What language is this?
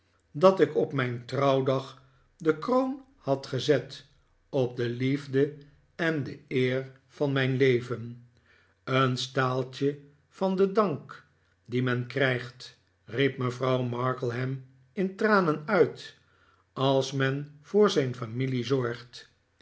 Dutch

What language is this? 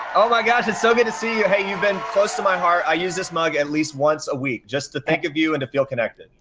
English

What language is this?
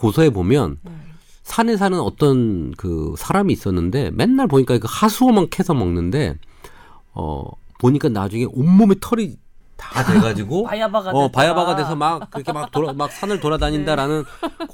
Korean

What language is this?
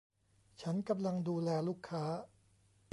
Thai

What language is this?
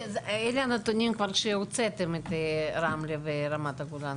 Hebrew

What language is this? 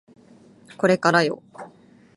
Japanese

